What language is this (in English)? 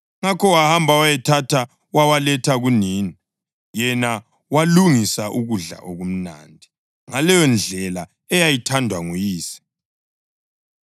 North Ndebele